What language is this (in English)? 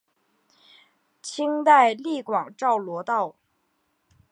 Chinese